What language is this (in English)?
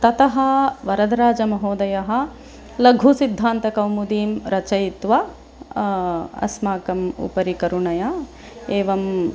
Sanskrit